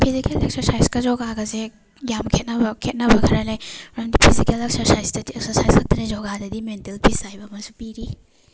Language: Manipuri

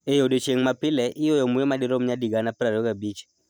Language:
Luo (Kenya and Tanzania)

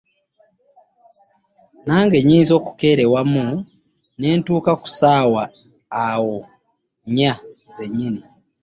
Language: Ganda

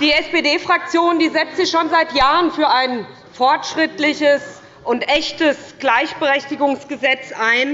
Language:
German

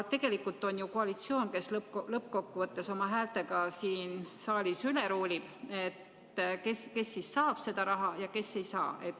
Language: Estonian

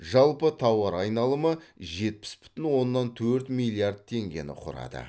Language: Kazakh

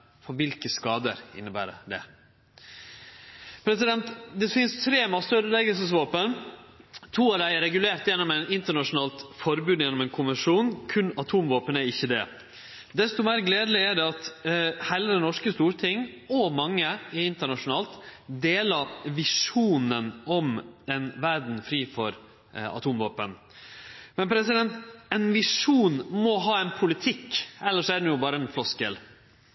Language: Norwegian Nynorsk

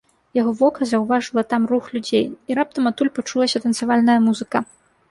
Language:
Belarusian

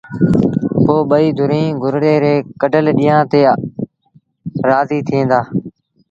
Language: Sindhi Bhil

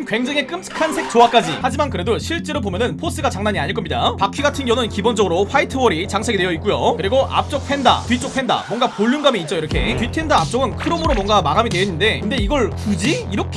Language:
Korean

